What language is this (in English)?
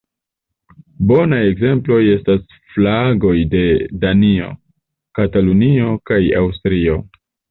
Esperanto